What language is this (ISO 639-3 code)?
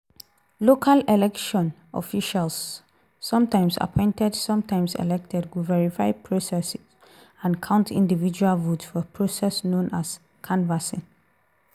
pcm